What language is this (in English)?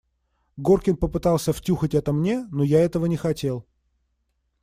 Russian